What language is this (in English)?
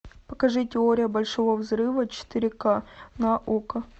Russian